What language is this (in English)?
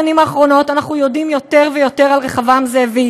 Hebrew